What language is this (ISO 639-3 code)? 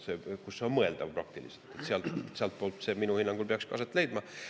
est